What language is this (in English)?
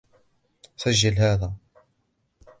Arabic